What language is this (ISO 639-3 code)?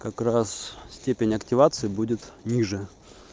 rus